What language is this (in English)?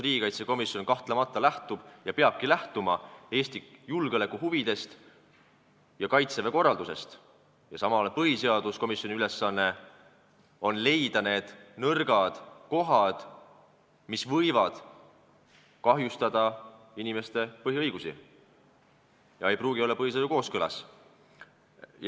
Estonian